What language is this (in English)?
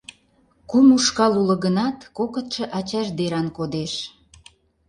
Mari